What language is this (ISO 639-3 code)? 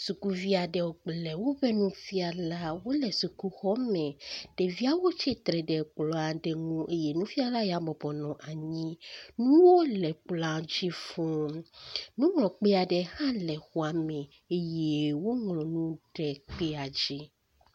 ewe